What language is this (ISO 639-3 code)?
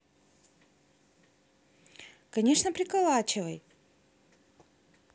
rus